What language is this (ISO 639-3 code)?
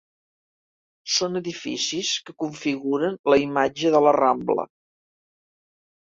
cat